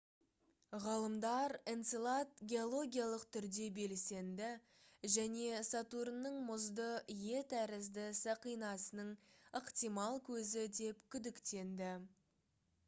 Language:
Kazakh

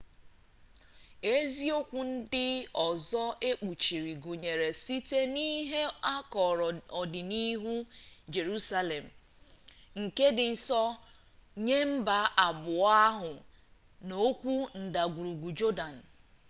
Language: Igbo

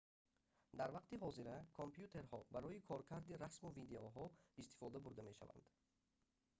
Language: Tajik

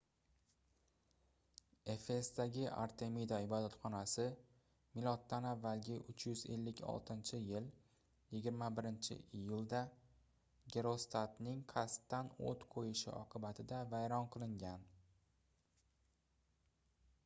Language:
Uzbek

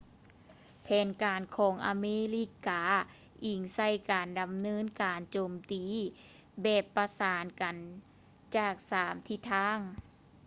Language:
Lao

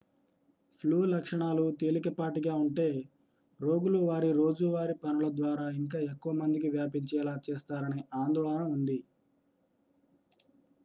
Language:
Telugu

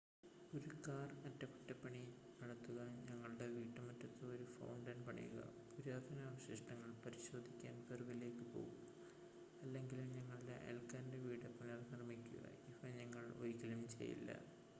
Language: Malayalam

